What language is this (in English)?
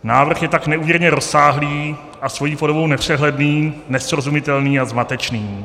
Czech